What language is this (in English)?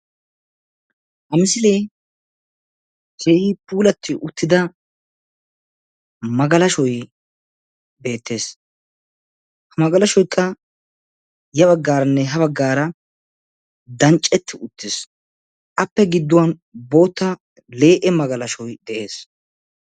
Wolaytta